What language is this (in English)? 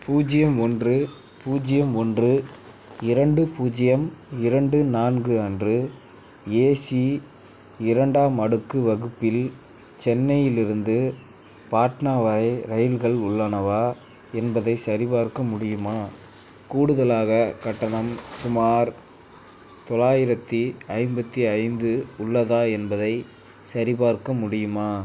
Tamil